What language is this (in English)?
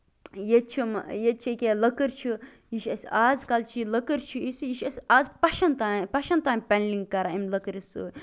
Kashmiri